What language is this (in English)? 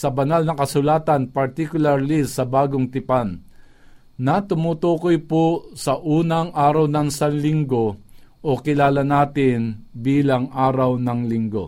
Filipino